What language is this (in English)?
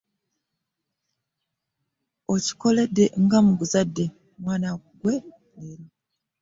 Ganda